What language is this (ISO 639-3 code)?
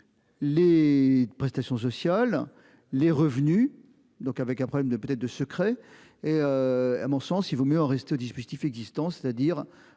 fra